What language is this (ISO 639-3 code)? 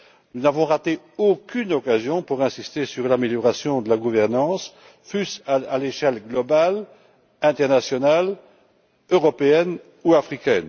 fra